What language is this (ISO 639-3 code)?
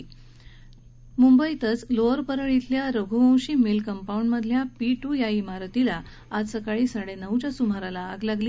mar